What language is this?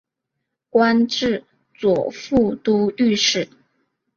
Chinese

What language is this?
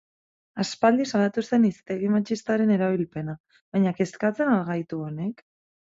Basque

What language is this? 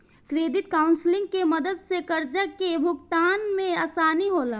Bhojpuri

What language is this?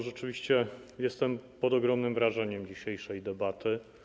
Polish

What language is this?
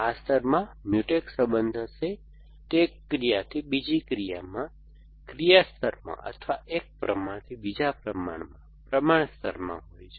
Gujarati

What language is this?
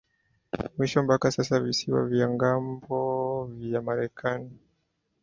Swahili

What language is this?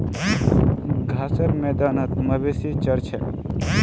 Magahi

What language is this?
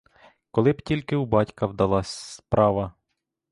Ukrainian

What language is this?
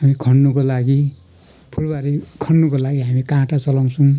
Nepali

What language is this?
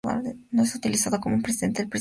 Spanish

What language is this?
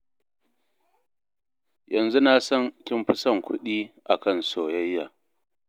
Hausa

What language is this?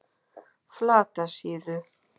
Icelandic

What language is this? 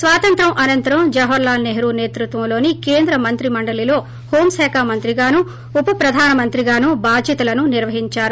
Telugu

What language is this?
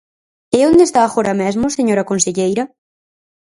Galician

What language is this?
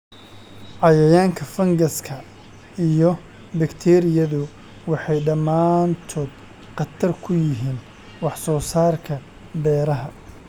Somali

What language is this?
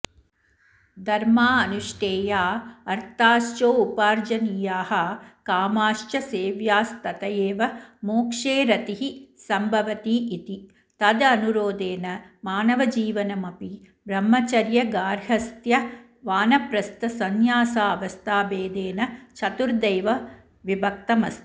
Sanskrit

